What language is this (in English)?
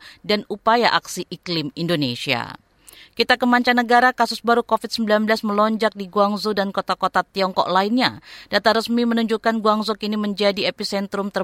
Indonesian